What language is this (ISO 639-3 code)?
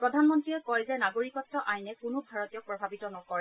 asm